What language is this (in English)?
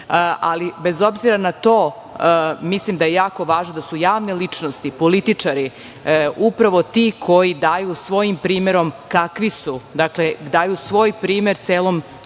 Serbian